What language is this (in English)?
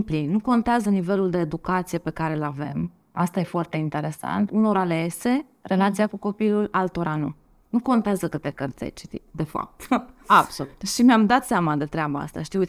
Romanian